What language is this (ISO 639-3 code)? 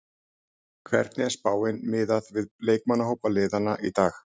isl